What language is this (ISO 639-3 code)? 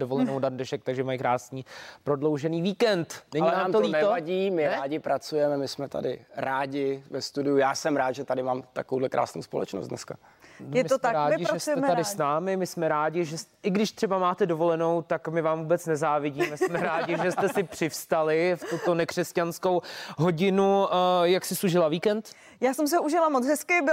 ces